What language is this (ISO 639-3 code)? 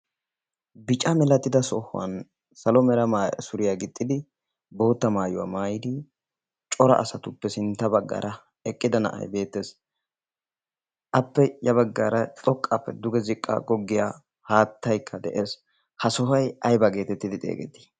wal